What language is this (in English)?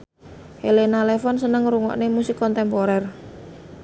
Javanese